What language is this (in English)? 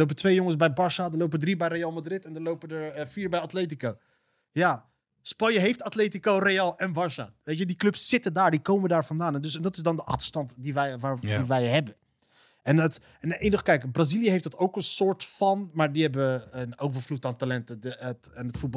Dutch